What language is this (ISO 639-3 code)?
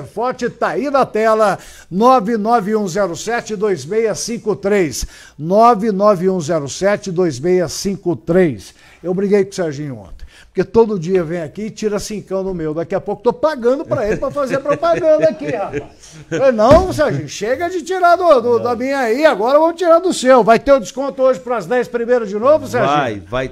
por